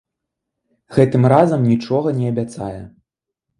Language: Belarusian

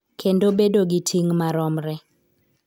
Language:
Luo (Kenya and Tanzania)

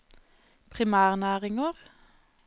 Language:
Norwegian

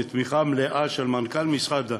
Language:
Hebrew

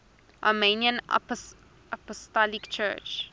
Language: English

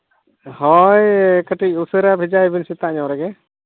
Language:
Santali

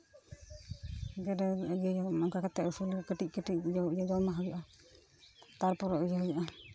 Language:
Santali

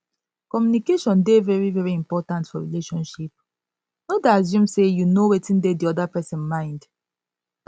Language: Nigerian Pidgin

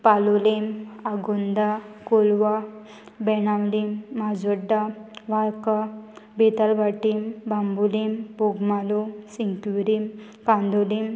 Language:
Konkani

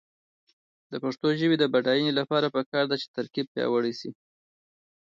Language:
Pashto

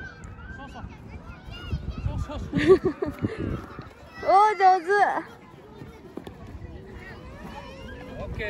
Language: Japanese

